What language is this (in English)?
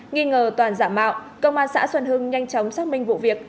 Vietnamese